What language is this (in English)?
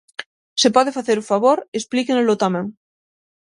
Galician